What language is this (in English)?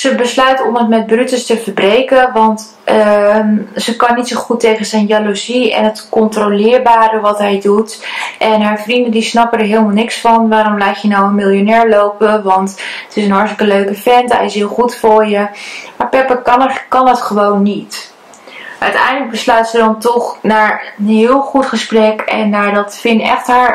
Dutch